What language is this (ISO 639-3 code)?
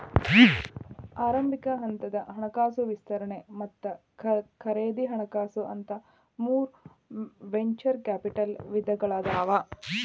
kan